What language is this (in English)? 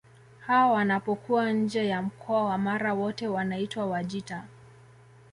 Swahili